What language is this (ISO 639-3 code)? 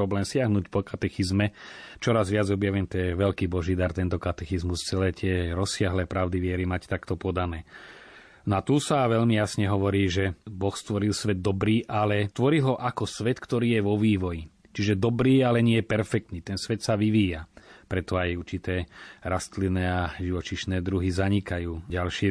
slk